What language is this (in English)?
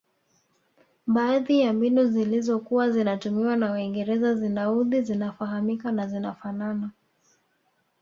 Swahili